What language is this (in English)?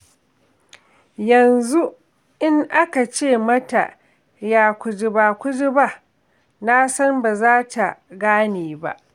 Hausa